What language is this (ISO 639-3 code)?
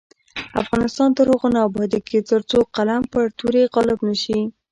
pus